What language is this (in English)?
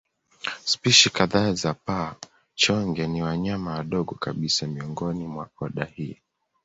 Swahili